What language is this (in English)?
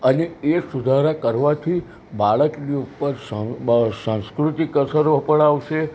Gujarati